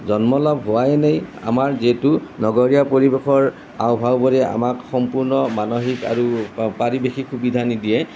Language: Assamese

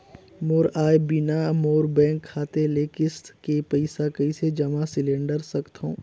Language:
Chhattisgarhi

